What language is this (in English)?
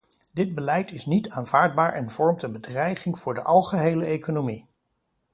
Dutch